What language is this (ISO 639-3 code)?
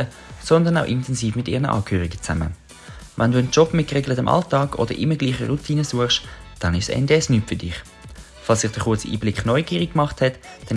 deu